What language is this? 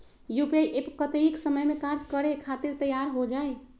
Magahi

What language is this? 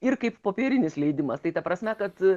Lithuanian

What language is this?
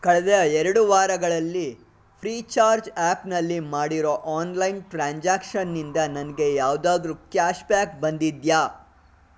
Kannada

